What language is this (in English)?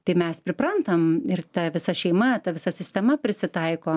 Lithuanian